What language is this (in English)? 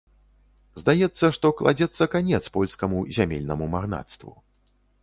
Belarusian